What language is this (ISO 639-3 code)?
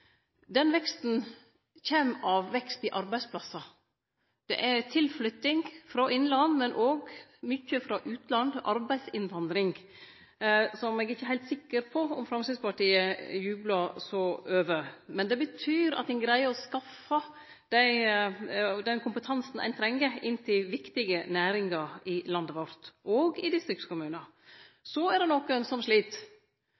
nno